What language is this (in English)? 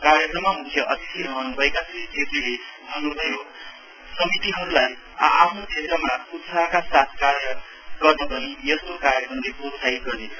Nepali